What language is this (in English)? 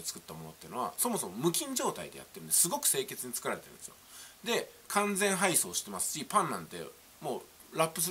Japanese